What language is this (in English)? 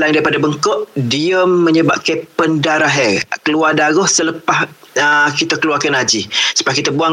Malay